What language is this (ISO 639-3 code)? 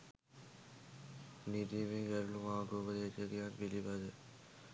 sin